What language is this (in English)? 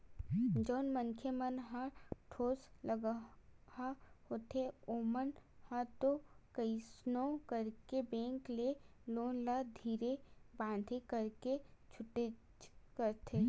Chhattisgarhi